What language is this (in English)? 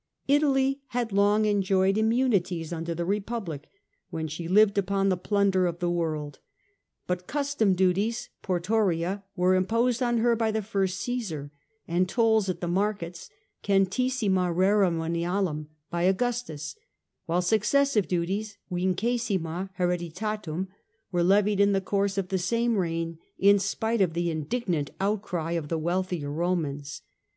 English